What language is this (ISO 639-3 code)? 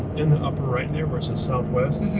eng